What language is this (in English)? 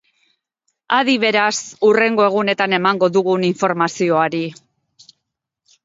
Basque